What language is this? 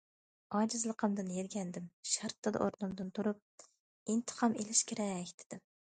Uyghur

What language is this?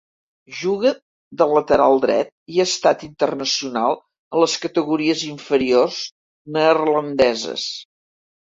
Catalan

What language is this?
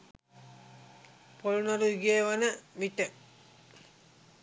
Sinhala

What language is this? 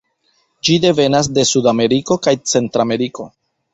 Esperanto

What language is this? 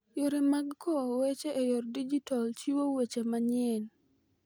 Luo (Kenya and Tanzania)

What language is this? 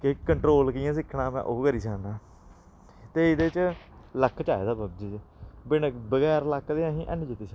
Dogri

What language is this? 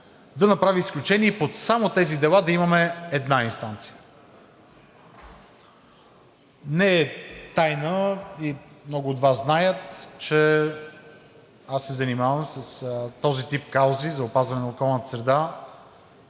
Bulgarian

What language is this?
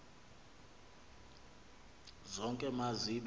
Xhosa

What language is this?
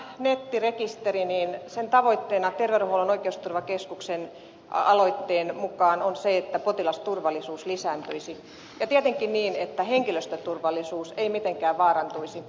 Finnish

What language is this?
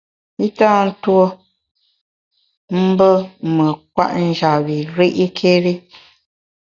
Bamun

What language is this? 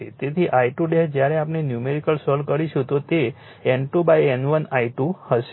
Gujarati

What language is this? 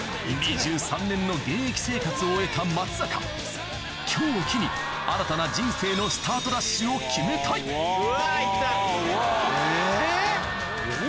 Japanese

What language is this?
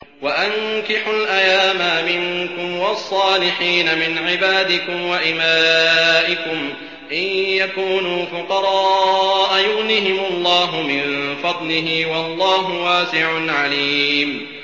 Arabic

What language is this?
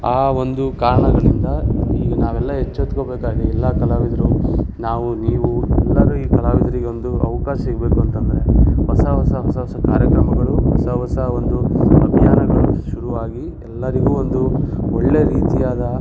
Kannada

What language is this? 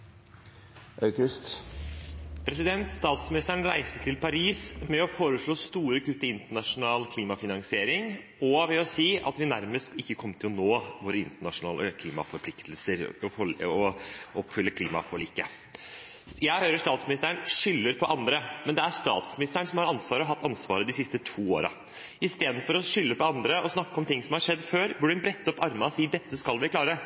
Norwegian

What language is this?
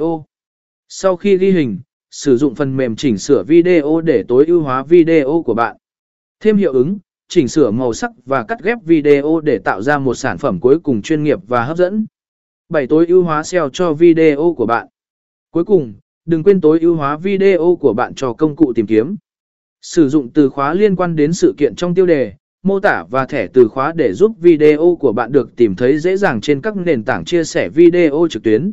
Vietnamese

